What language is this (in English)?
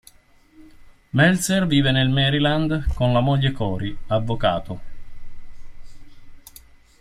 Italian